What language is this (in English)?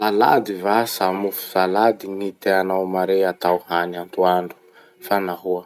Masikoro Malagasy